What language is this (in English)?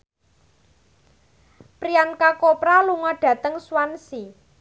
Javanese